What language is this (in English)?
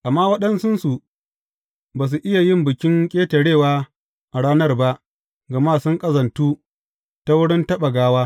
Hausa